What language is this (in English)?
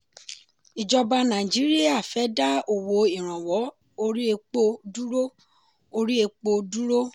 Yoruba